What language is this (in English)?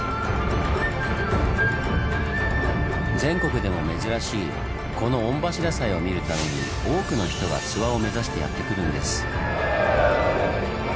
Japanese